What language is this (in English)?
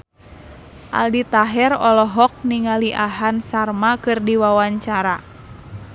Sundanese